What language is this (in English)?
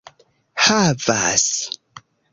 Esperanto